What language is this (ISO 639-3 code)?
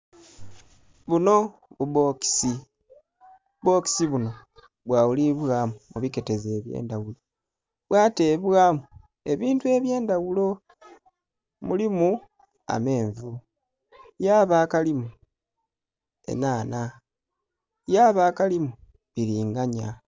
xog